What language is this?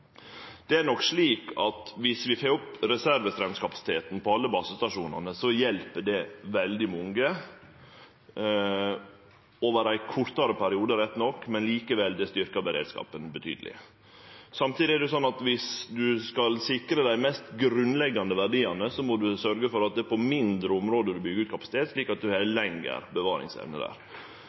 Norwegian Nynorsk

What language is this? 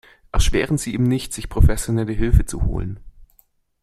German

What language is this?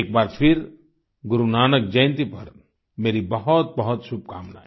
Hindi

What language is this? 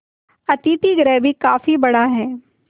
Hindi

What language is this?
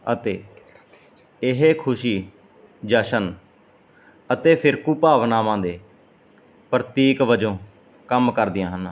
Punjabi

